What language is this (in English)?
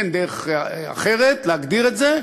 Hebrew